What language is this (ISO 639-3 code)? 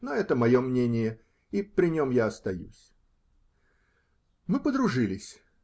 rus